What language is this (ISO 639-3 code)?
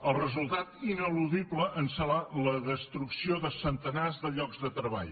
cat